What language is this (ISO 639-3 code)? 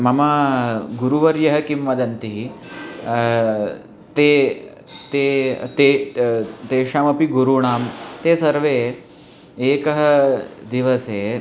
san